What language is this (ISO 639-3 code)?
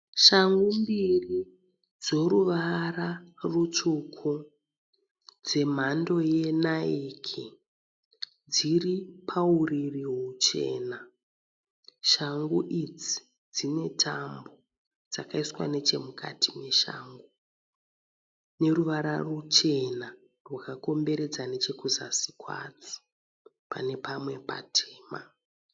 sna